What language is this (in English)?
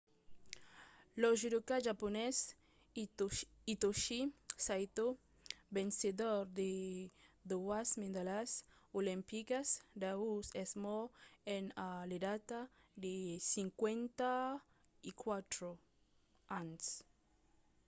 Occitan